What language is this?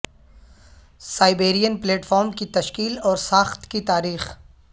Urdu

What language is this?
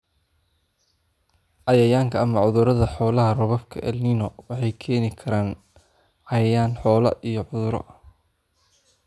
Somali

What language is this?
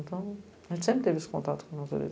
Portuguese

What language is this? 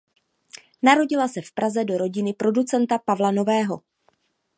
Czech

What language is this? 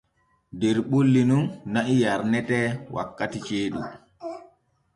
Borgu Fulfulde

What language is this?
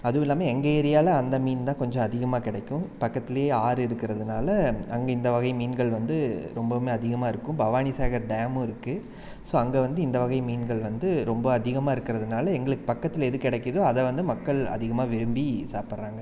Tamil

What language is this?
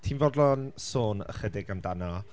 Welsh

